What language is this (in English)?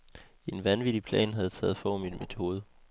Danish